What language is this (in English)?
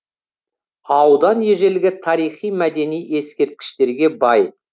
Kazakh